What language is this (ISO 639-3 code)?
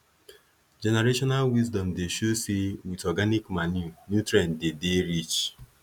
pcm